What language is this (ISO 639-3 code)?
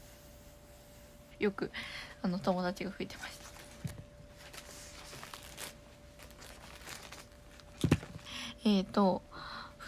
jpn